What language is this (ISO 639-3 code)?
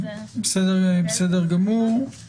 heb